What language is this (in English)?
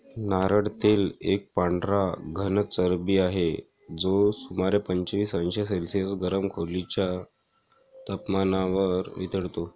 Marathi